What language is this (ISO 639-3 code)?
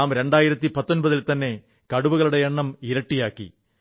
mal